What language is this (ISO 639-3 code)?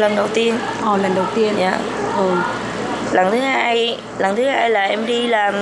vie